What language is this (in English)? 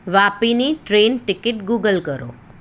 Gujarati